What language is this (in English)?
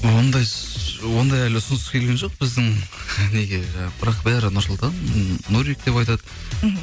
Kazakh